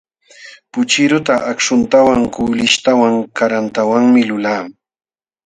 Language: Jauja Wanca Quechua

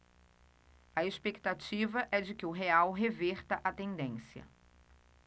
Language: Portuguese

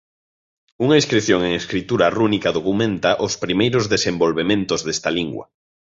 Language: Galician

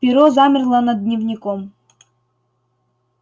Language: Russian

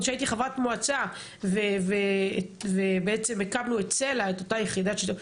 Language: Hebrew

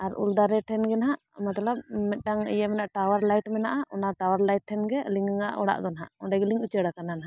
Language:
Santali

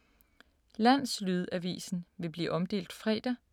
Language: Danish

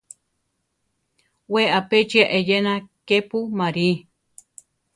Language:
Central Tarahumara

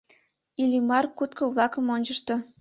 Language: Mari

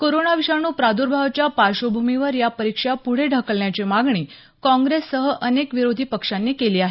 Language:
Marathi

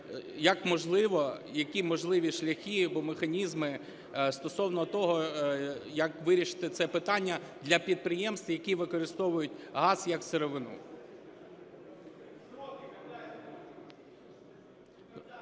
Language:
Ukrainian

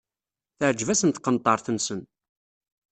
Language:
Kabyle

